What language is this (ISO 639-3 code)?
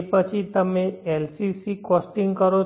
guj